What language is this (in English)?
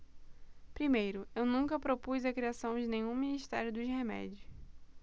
Portuguese